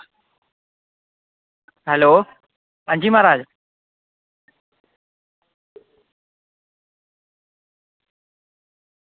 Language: Dogri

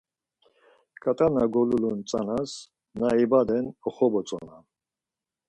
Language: Laz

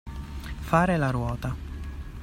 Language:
Italian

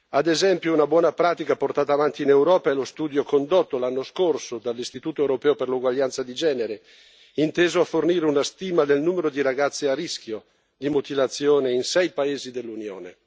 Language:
Italian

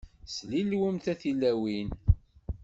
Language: Kabyle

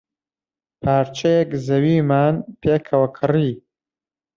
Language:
Central Kurdish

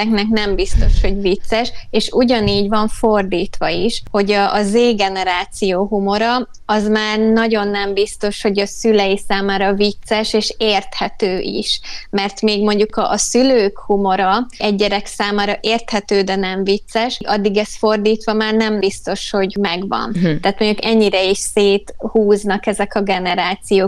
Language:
Hungarian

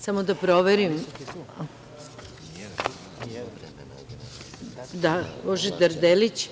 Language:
Serbian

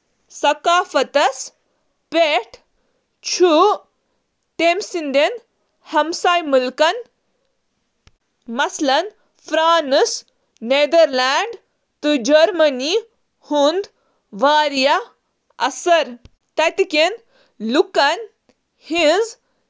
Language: Kashmiri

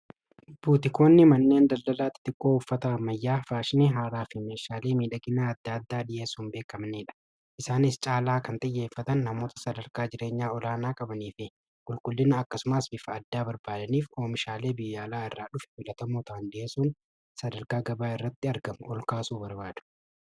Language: Oromo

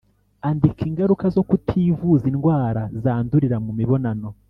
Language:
Kinyarwanda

